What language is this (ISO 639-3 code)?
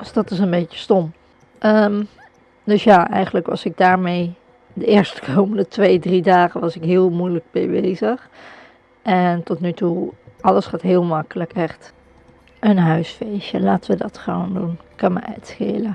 nld